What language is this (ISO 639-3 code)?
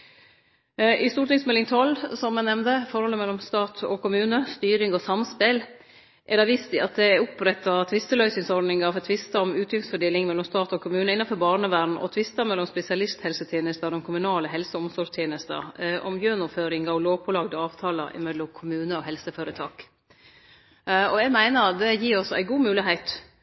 nno